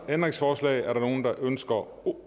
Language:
Danish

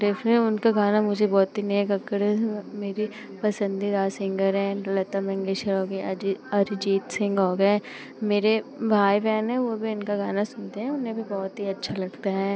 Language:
Hindi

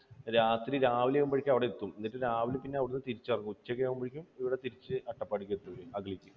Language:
Malayalam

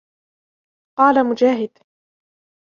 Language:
Arabic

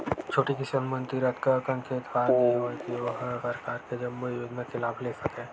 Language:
Chhattisgarhi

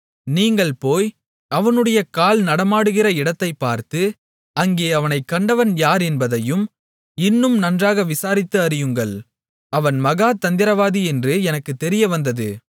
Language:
Tamil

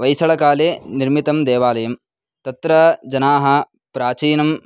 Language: Sanskrit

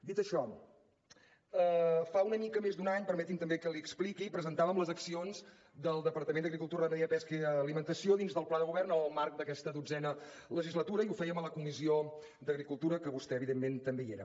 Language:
Catalan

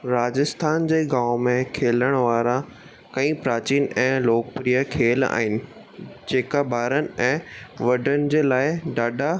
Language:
Sindhi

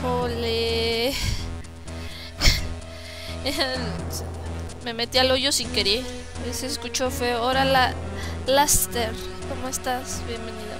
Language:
Spanish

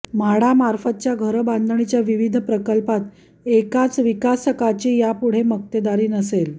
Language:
Marathi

